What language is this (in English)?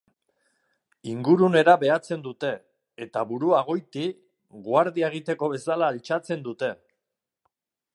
Basque